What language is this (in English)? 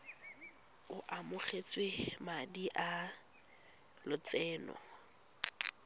Tswana